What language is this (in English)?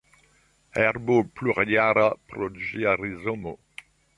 Esperanto